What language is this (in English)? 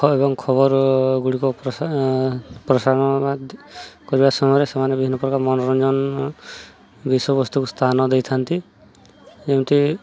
Odia